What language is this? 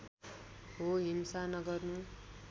Nepali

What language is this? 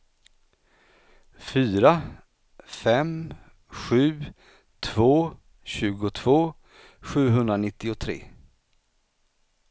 Swedish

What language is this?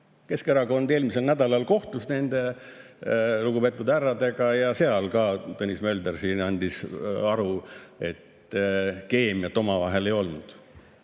Estonian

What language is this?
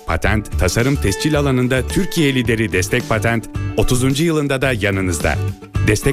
Turkish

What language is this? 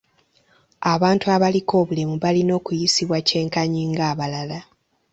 Ganda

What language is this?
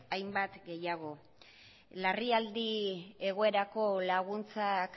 Basque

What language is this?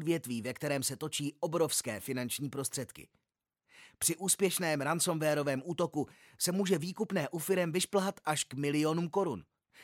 Czech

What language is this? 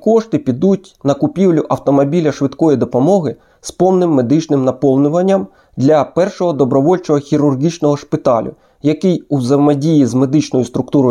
Ukrainian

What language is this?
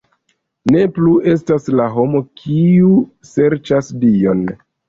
Esperanto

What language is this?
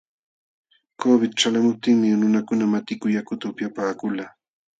Jauja Wanca Quechua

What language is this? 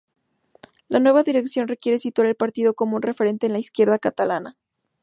Spanish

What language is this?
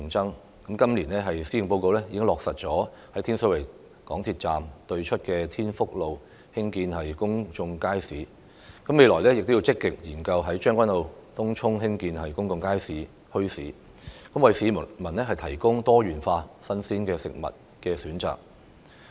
Cantonese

